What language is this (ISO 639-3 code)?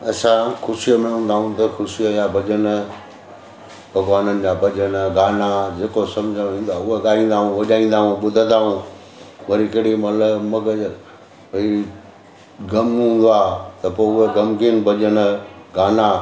snd